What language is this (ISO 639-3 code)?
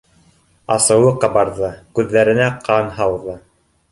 bak